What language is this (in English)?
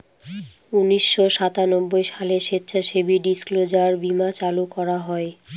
Bangla